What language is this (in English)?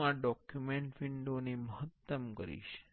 Gujarati